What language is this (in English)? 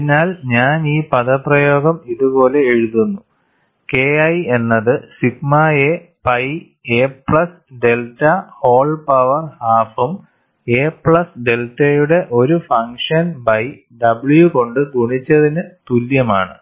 Malayalam